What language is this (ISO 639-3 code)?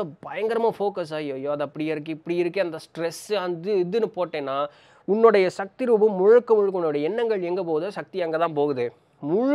tam